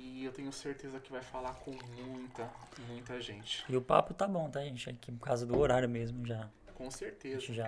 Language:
Portuguese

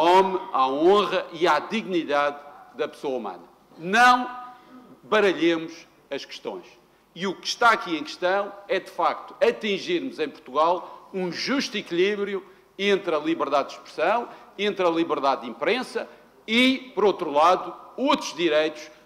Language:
Portuguese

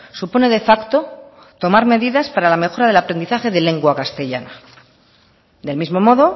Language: Spanish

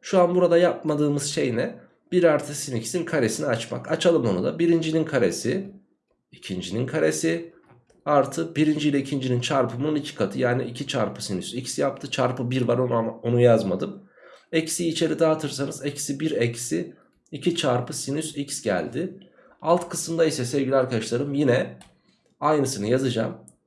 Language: Turkish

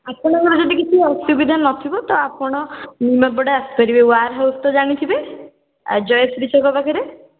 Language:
Odia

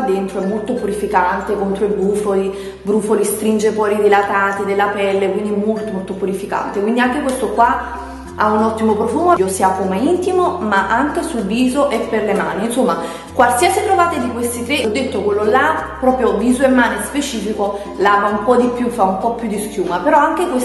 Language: Italian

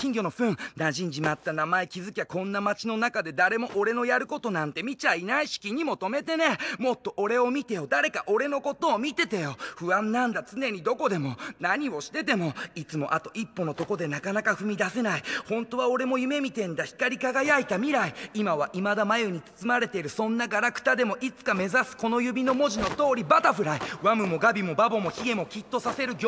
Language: Japanese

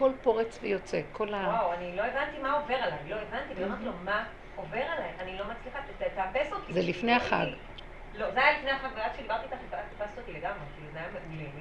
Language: Hebrew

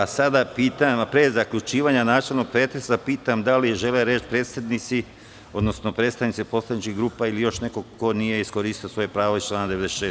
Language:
Serbian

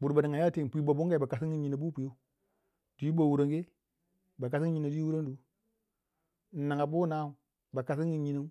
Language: Waja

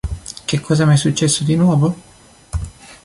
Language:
Italian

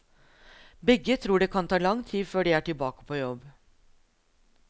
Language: Norwegian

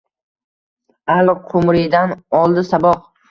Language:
Uzbek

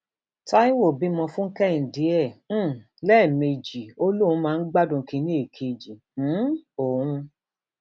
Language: Yoruba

